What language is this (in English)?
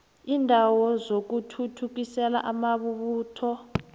South Ndebele